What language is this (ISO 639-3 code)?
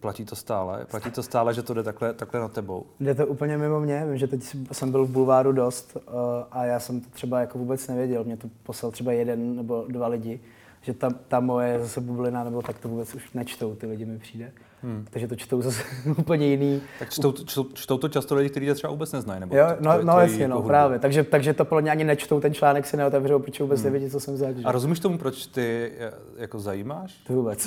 ces